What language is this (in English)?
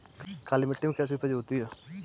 Hindi